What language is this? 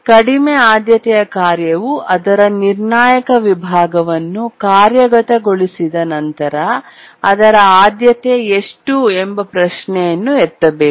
Kannada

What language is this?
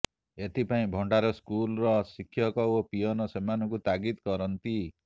Odia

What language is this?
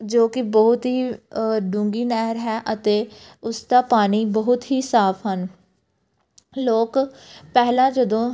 Punjabi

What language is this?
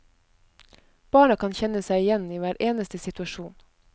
Norwegian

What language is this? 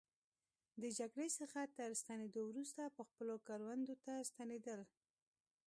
Pashto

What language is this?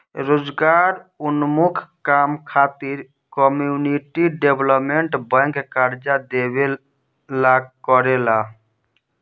Bhojpuri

